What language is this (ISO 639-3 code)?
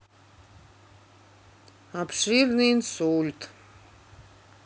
rus